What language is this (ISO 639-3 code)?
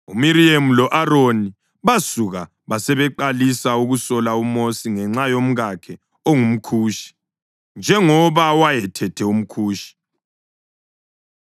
nde